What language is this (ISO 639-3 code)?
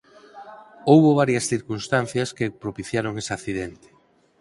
glg